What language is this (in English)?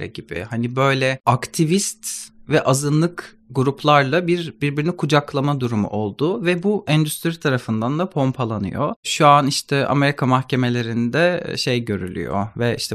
Turkish